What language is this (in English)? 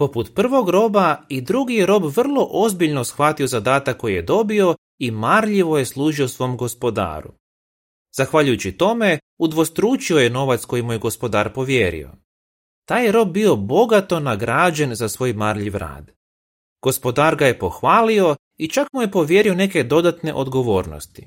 Croatian